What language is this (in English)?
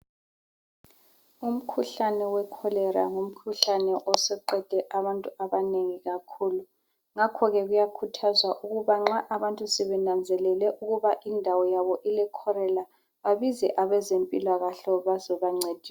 North Ndebele